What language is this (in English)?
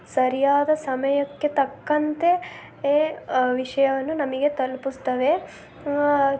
Kannada